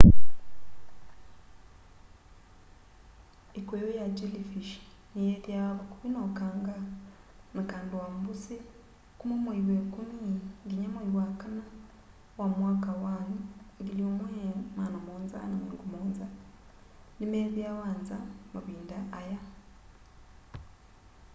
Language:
Kamba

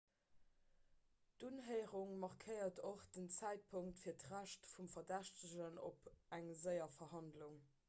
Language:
Luxembourgish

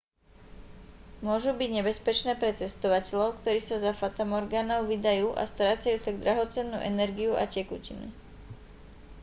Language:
Slovak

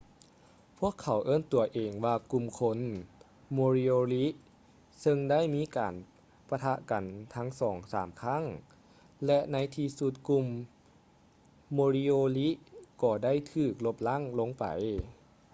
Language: Lao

